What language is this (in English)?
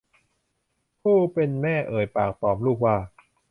Thai